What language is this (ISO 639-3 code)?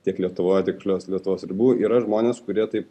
lit